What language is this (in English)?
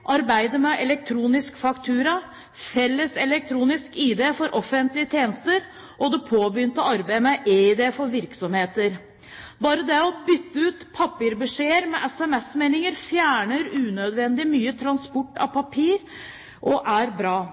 Norwegian Bokmål